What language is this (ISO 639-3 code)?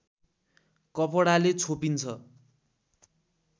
nep